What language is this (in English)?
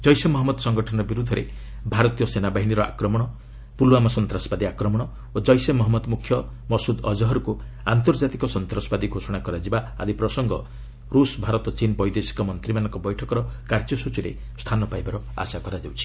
Odia